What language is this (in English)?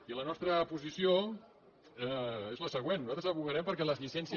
Catalan